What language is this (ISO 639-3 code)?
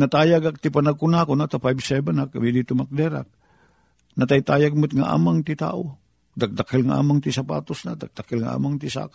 fil